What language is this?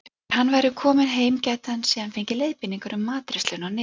Icelandic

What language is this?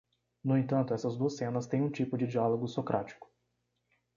Portuguese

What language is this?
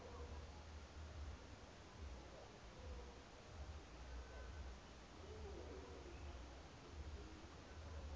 Southern Sotho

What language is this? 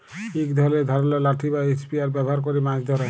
Bangla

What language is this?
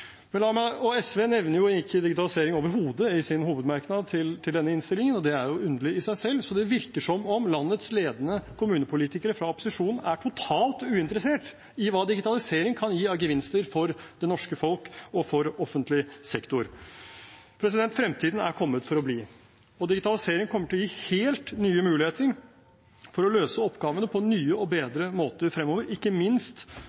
Norwegian Bokmål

